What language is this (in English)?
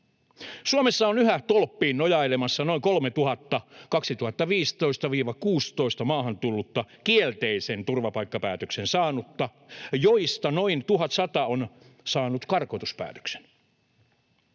Finnish